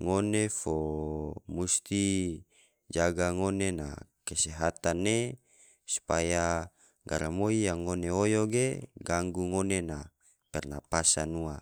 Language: Tidore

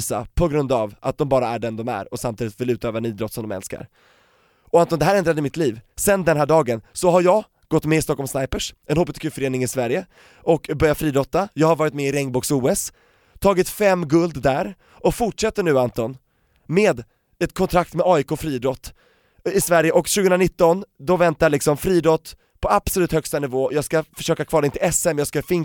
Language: Swedish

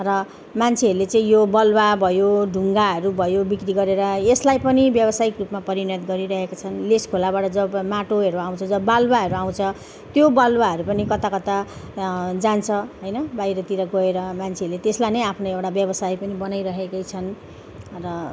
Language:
Nepali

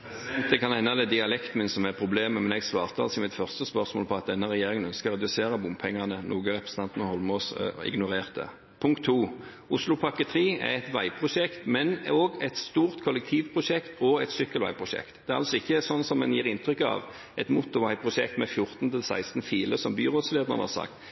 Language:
Norwegian Bokmål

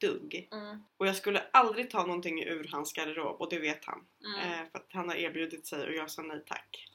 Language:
Swedish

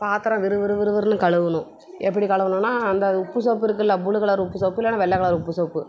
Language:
Tamil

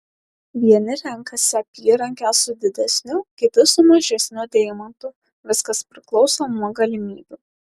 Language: Lithuanian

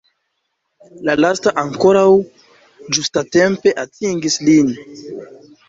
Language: Esperanto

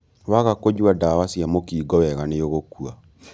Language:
Kikuyu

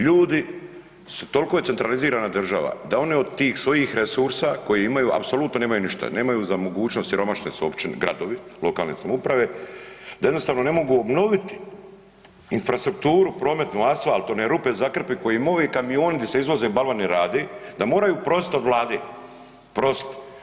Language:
Croatian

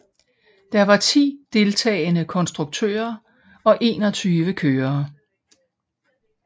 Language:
Danish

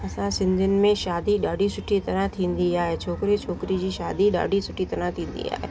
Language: Sindhi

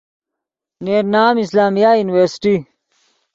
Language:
Yidgha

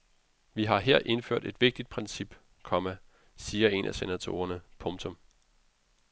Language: Danish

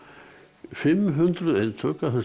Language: Icelandic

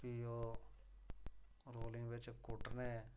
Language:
Dogri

